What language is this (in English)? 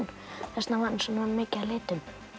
Icelandic